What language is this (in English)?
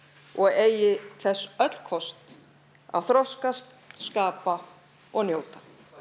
Icelandic